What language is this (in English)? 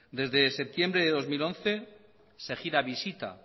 Spanish